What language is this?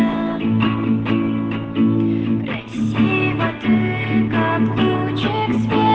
Russian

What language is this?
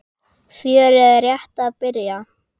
Icelandic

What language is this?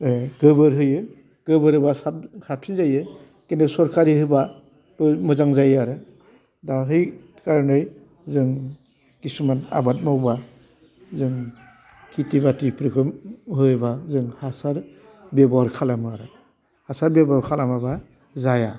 Bodo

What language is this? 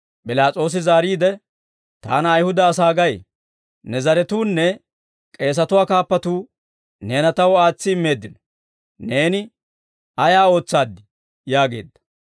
Dawro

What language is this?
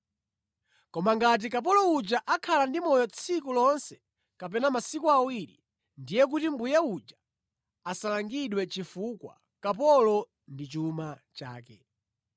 Nyanja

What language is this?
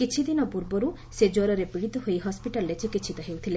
Odia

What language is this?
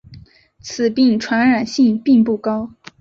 Chinese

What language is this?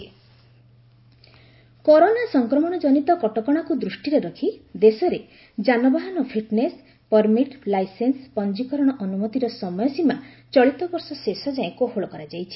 Odia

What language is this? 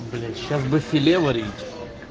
Russian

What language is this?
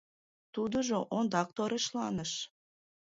Mari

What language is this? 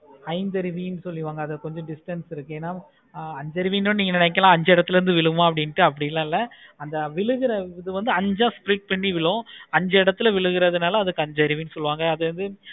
Tamil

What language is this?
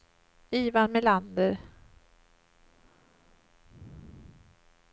Swedish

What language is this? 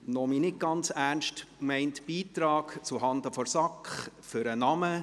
Swiss German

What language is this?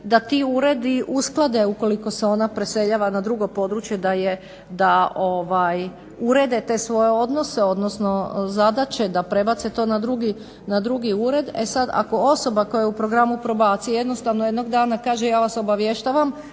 Croatian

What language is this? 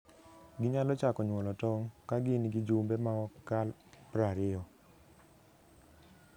Luo (Kenya and Tanzania)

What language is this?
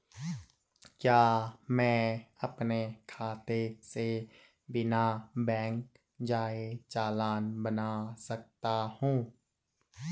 Hindi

